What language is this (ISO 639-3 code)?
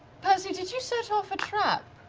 eng